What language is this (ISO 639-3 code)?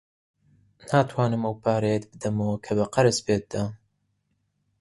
ckb